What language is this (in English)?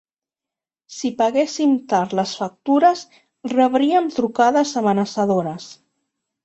Catalan